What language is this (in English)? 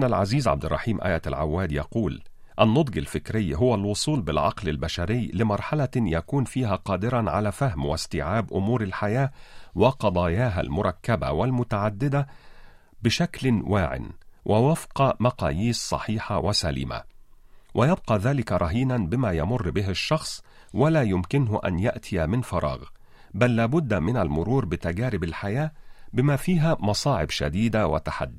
Arabic